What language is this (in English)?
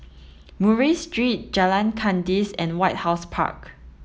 English